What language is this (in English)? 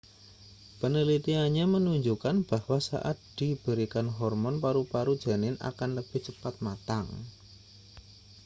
Indonesian